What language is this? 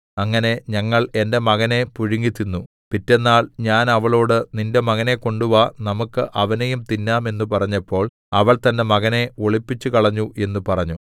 Malayalam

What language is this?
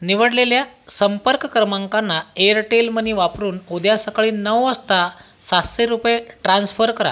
Marathi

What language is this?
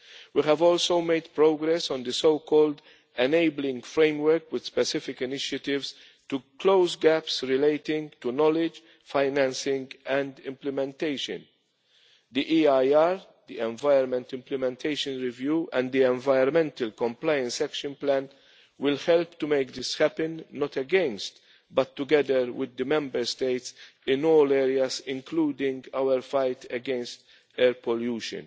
English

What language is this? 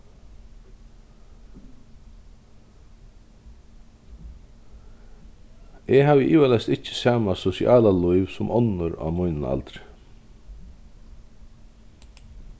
Faroese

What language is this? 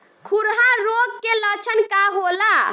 Bhojpuri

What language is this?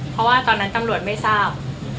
Thai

